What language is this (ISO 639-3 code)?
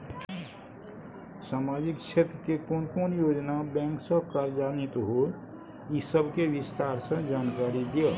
mai